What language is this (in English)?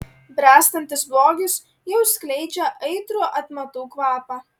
Lithuanian